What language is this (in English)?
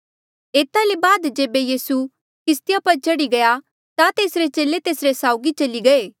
Mandeali